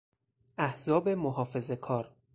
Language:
Persian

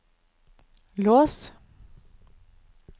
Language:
Norwegian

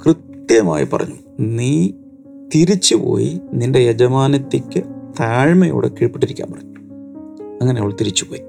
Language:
Malayalam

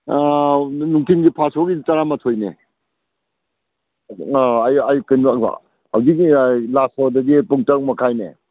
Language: Manipuri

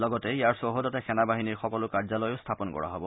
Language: Assamese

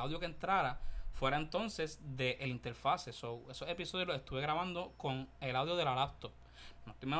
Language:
Spanish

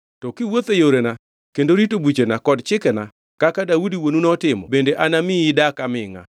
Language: Luo (Kenya and Tanzania)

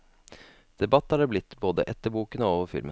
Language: Norwegian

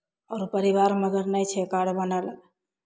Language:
Maithili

